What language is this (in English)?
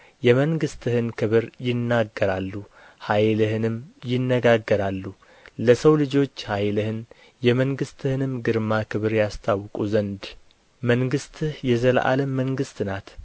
Amharic